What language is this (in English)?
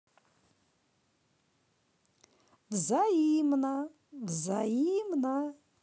Russian